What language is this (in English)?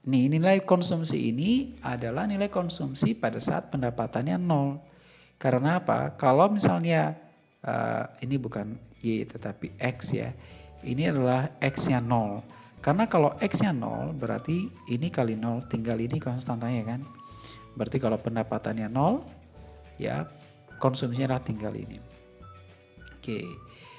Indonesian